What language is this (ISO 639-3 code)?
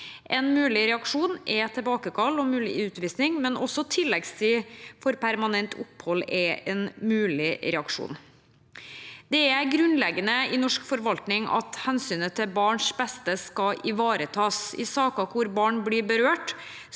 nor